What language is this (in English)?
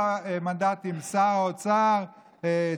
Hebrew